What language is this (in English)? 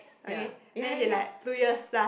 English